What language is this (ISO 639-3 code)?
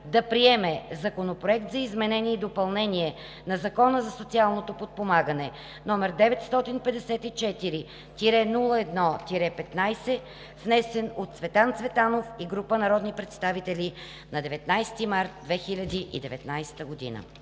bul